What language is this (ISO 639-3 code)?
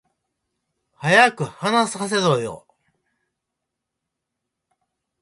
jpn